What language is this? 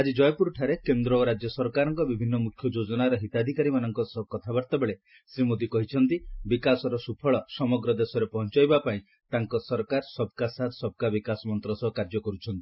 Odia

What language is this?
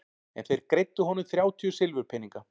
Icelandic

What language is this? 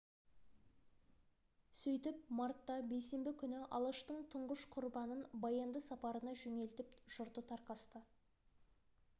Kazakh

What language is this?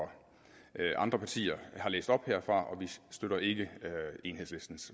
Danish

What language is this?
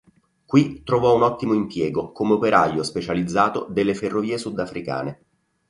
Italian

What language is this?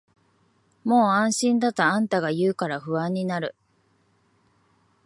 Japanese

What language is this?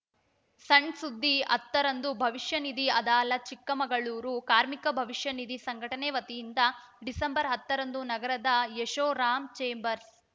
Kannada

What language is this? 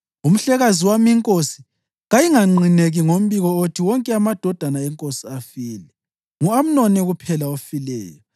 North Ndebele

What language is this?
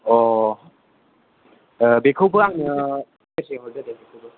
Bodo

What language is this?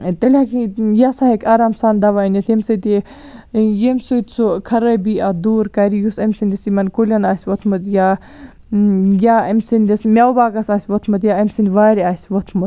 Kashmiri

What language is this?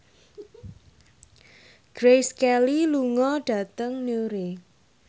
Javanese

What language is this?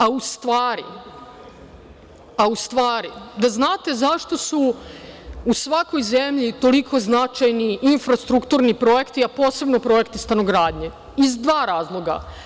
Serbian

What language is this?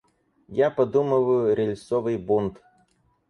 Russian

